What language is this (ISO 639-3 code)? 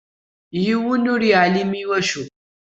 kab